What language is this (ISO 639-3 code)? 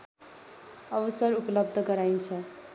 nep